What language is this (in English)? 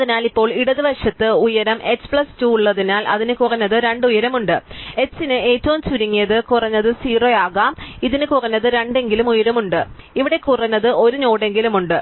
Malayalam